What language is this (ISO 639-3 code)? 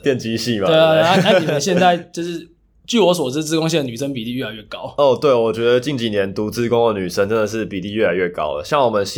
zho